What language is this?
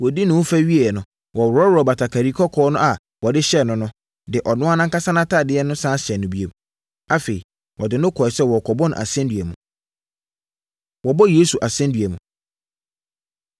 Akan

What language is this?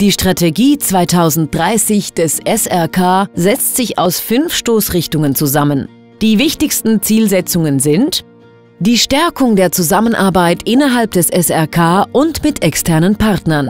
German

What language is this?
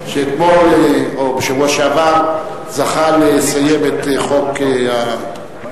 Hebrew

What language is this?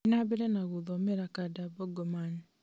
Kikuyu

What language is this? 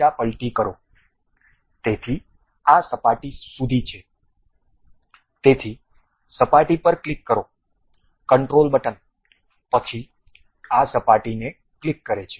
Gujarati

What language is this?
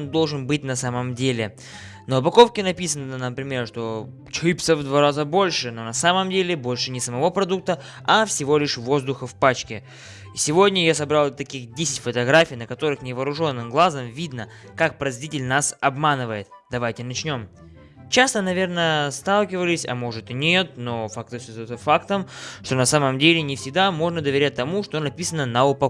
Russian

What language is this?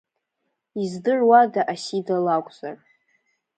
Abkhazian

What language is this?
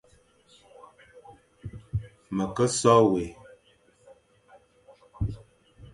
Fang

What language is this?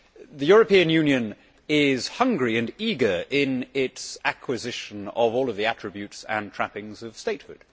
English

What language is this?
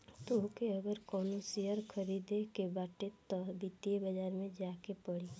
Bhojpuri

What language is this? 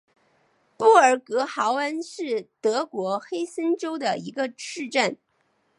Chinese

